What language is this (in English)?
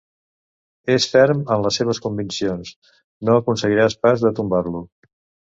Catalan